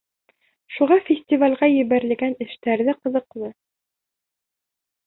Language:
Bashkir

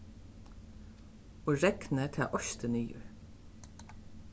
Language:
Faroese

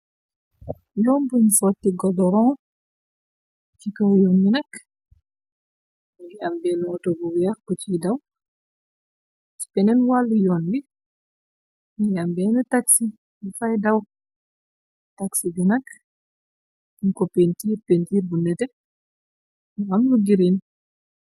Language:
Wolof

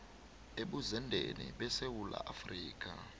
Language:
South Ndebele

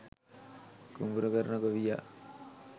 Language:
Sinhala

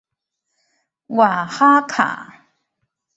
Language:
Chinese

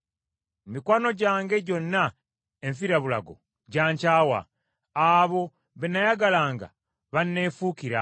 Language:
Ganda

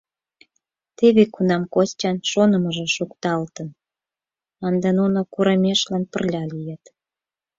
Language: Mari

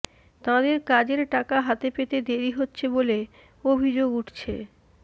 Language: Bangla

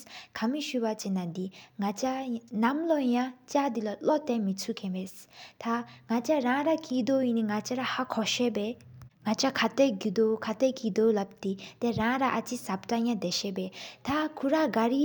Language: Sikkimese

